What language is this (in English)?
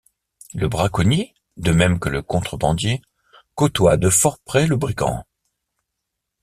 French